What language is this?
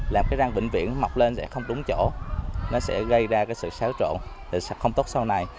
Vietnamese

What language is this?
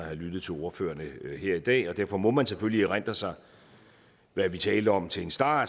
Danish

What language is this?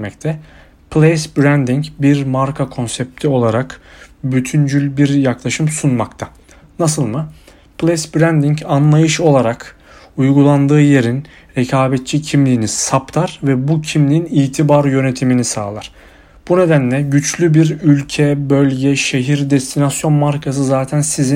Turkish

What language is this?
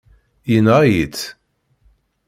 Kabyle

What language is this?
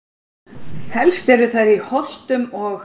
Icelandic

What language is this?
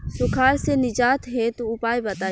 Bhojpuri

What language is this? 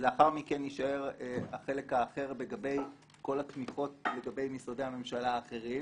Hebrew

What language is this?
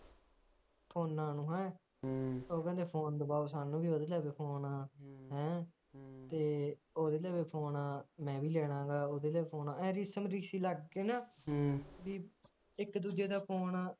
Punjabi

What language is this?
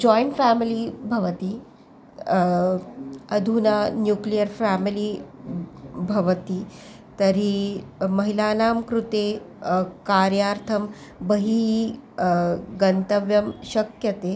Sanskrit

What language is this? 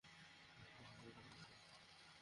Bangla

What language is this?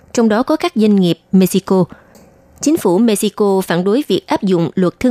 Vietnamese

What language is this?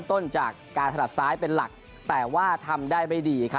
Thai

